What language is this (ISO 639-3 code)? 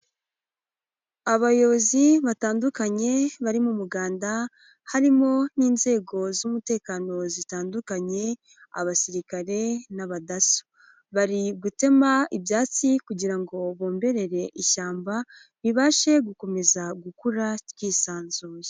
kin